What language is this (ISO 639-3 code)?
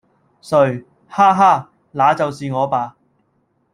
yue